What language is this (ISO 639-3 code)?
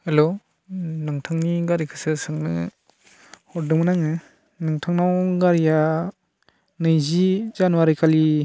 brx